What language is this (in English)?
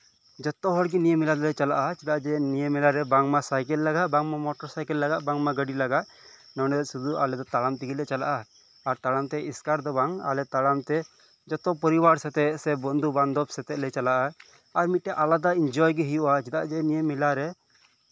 Santali